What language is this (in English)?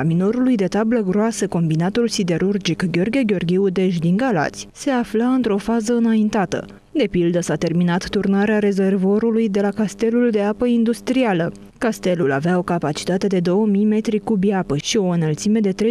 Romanian